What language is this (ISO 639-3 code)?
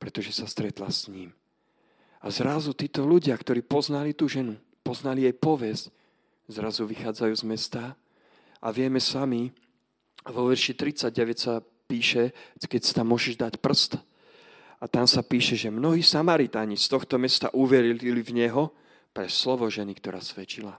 slk